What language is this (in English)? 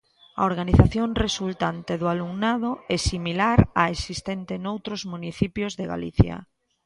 Galician